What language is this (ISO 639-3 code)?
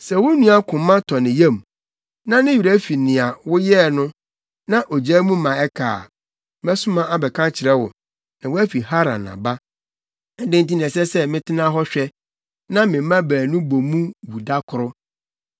aka